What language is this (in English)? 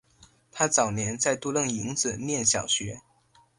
Chinese